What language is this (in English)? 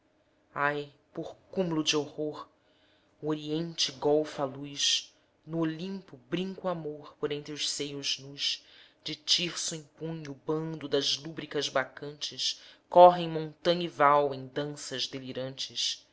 Portuguese